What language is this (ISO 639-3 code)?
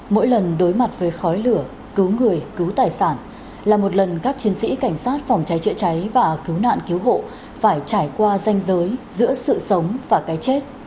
vie